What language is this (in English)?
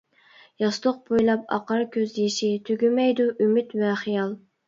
Uyghur